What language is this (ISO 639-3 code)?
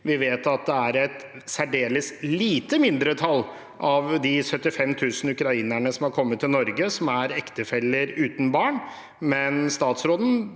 nor